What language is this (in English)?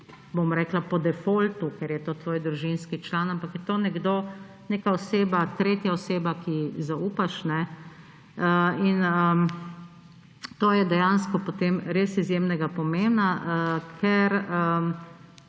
Slovenian